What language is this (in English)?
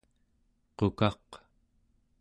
Central Yupik